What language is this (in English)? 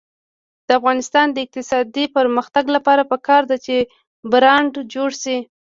Pashto